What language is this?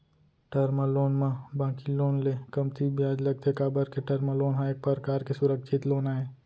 Chhattisgarhi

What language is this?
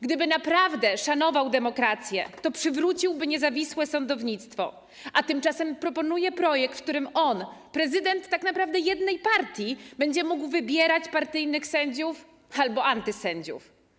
Polish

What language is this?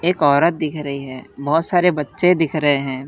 Hindi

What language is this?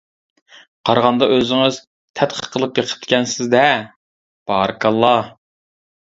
Uyghur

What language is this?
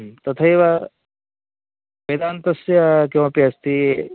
Sanskrit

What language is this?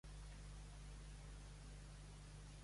Catalan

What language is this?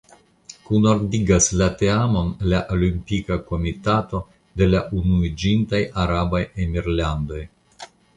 Esperanto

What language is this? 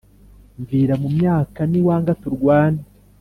Kinyarwanda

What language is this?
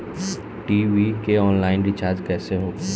Bhojpuri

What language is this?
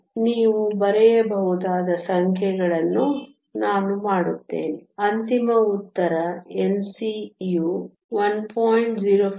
Kannada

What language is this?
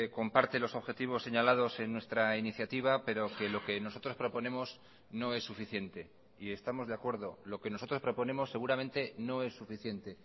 Spanish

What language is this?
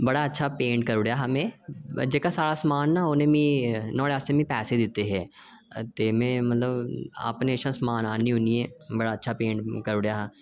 Dogri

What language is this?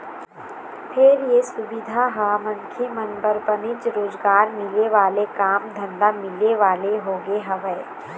Chhattisgarhi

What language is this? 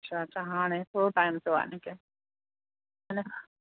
Sindhi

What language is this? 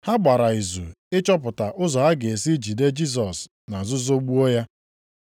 Igbo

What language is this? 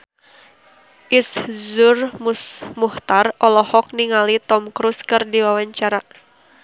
Sundanese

